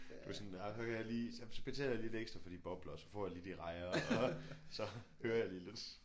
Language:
Danish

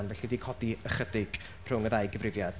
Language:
Welsh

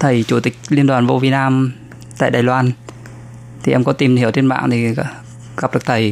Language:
Vietnamese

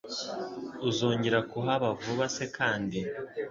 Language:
Kinyarwanda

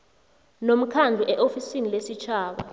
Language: South Ndebele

